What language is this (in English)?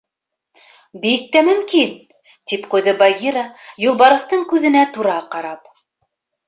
Bashkir